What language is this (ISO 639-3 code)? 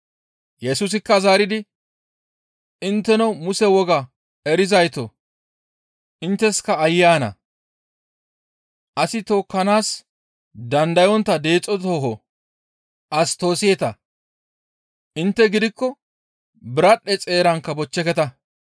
gmv